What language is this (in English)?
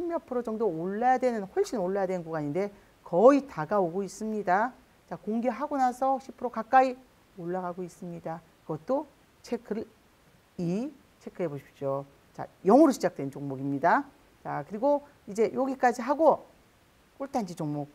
Korean